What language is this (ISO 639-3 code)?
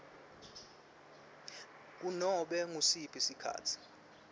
ssw